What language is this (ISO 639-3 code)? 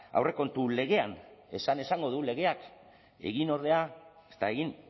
eus